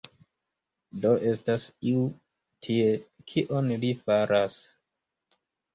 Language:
Esperanto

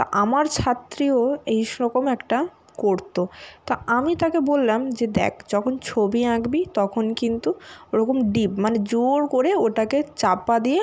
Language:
Bangla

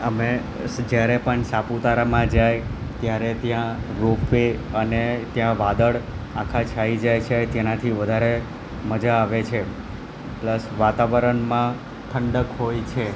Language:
Gujarati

